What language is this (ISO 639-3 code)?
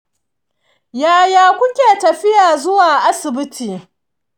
hau